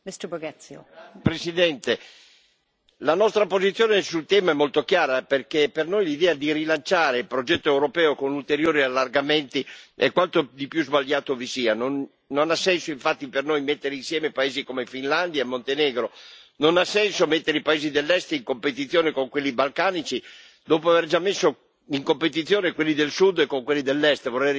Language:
Italian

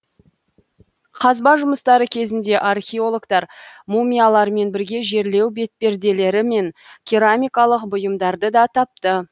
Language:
Kazakh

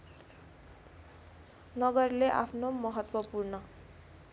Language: Nepali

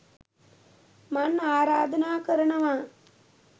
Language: Sinhala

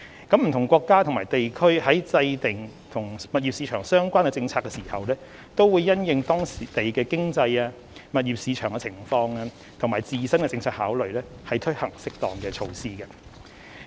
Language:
Cantonese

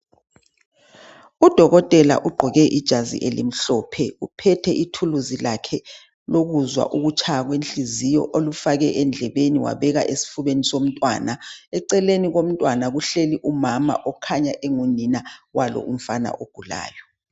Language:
North Ndebele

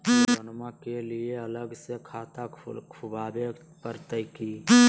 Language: Magahi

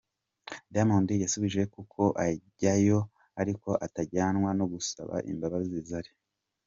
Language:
Kinyarwanda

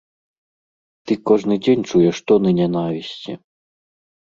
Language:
Belarusian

